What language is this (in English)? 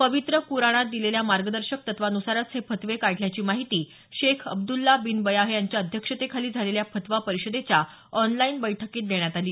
Marathi